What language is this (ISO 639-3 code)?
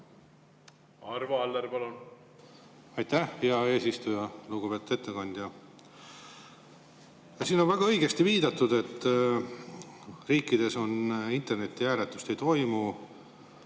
est